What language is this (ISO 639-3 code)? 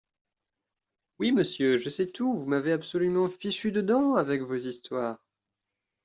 fra